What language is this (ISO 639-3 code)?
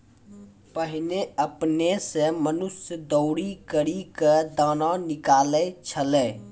mai